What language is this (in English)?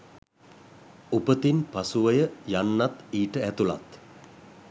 Sinhala